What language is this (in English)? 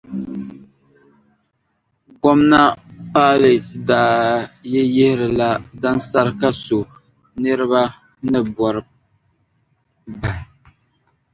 Dagbani